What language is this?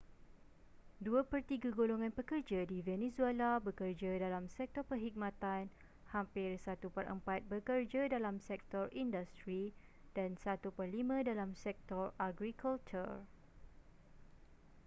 Malay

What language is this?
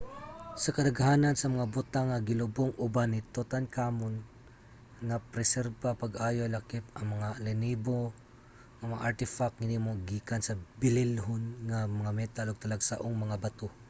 Cebuano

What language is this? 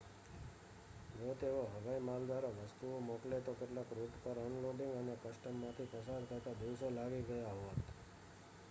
Gujarati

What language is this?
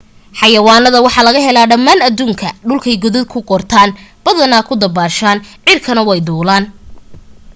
Somali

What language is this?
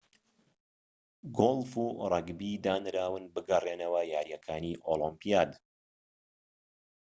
Central Kurdish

